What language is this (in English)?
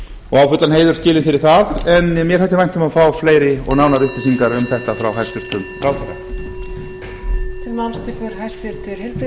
Icelandic